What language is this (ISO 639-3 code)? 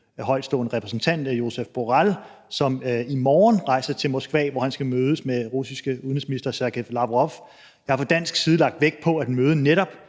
dan